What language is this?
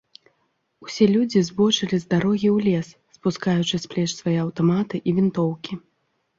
Belarusian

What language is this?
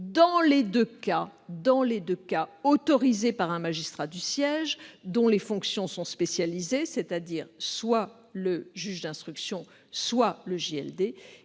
French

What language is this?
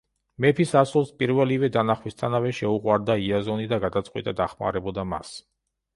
Georgian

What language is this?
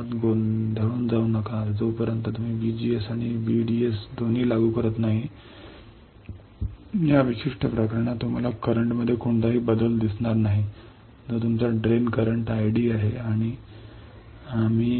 Marathi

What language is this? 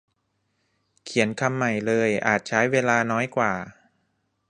Thai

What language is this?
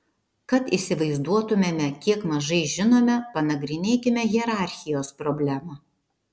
Lithuanian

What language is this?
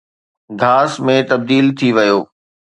Sindhi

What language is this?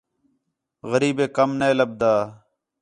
Khetrani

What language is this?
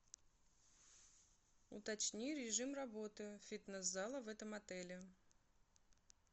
Russian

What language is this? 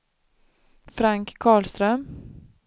Swedish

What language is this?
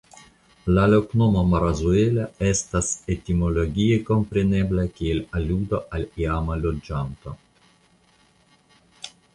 Esperanto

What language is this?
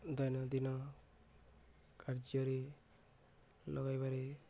Odia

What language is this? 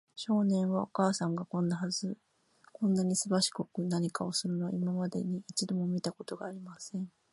Japanese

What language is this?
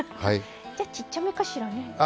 Japanese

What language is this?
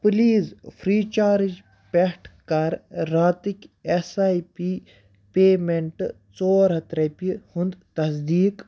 Kashmiri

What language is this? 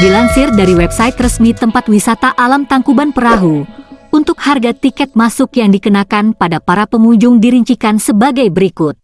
Indonesian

